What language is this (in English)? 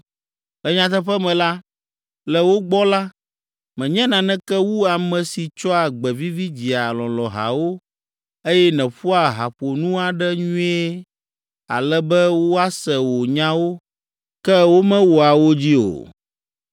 Ewe